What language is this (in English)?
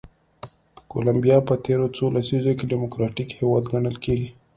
Pashto